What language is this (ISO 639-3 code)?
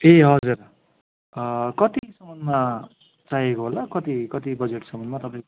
nep